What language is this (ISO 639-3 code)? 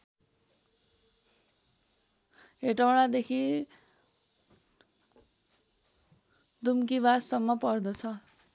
nep